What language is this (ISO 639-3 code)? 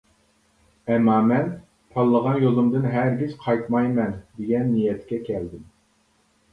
uig